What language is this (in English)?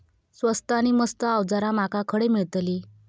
Marathi